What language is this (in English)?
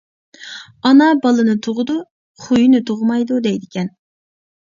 Uyghur